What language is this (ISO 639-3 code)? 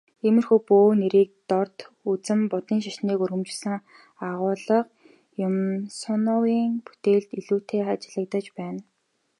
mon